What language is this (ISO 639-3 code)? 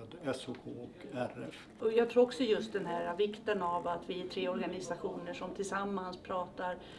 swe